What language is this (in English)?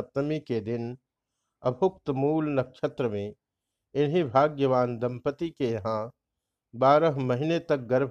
Hindi